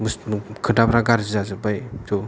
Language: Bodo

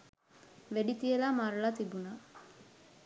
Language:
Sinhala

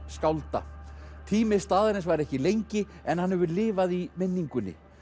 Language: Icelandic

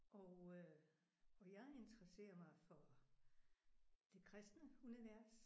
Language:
Danish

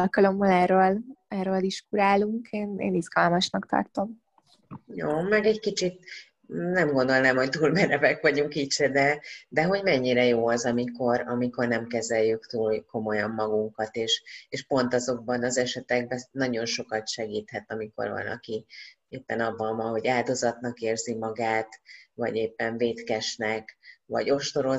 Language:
Hungarian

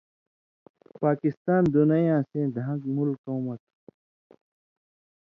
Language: Indus Kohistani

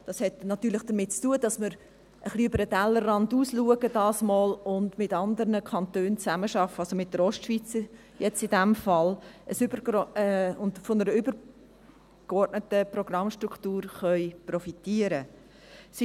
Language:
Swiss German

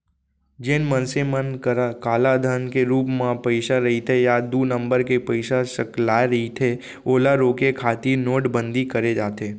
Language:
Chhattisgarhi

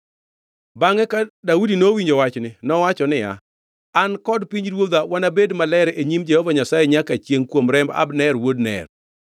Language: Luo (Kenya and Tanzania)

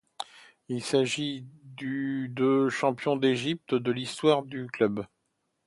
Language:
French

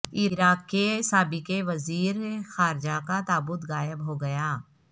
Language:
Urdu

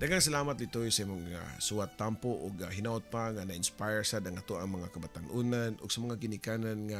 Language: Filipino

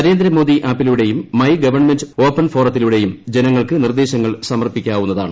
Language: Malayalam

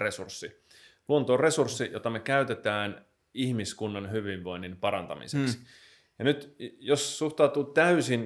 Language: Finnish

